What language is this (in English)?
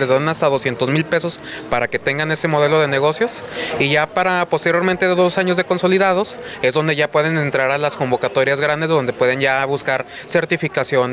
Spanish